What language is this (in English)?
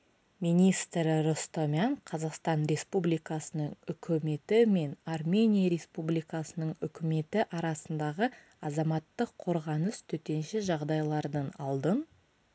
Kazakh